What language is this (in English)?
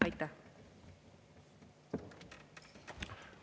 Estonian